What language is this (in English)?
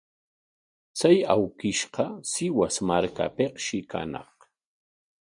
Corongo Ancash Quechua